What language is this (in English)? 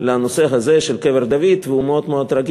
Hebrew